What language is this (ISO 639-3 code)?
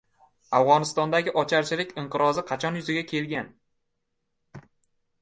uzb